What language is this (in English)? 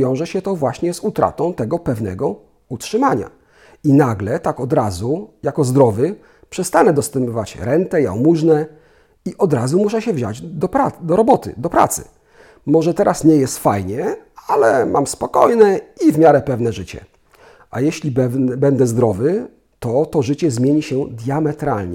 Polish